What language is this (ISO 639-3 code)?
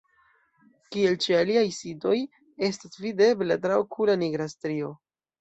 epo